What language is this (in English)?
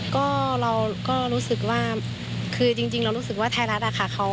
Thai